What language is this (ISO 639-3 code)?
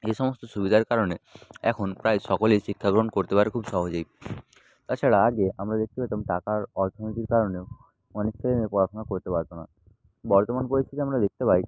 ben